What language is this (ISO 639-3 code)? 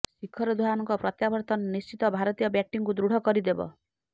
ori